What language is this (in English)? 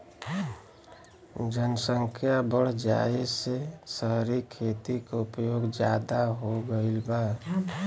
Bhojpuri